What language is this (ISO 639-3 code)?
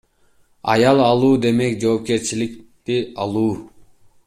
kir